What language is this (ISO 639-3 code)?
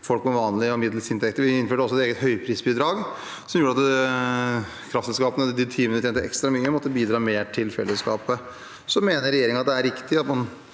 nor